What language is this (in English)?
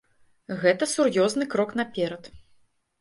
Belarusian